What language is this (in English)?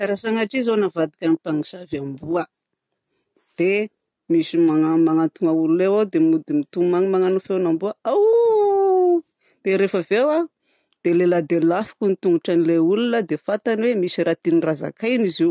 Southern Betsimisaraka Malagasy